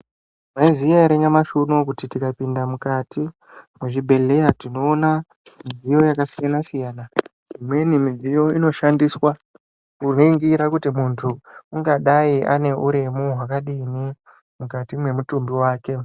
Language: Ndau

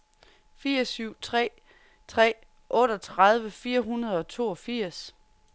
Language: Danish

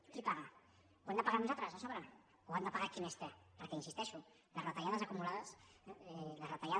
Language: Catalan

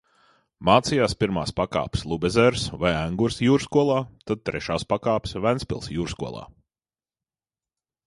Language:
Latvian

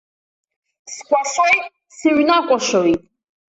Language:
Abkhazian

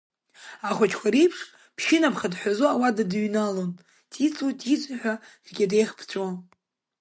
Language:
Abkhazian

